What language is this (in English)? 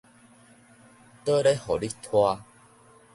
Min Nan Chinese